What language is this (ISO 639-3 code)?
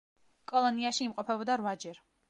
kat